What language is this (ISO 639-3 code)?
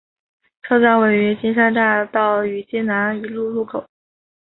zho